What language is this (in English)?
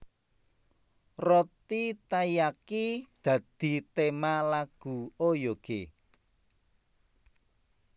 Javanese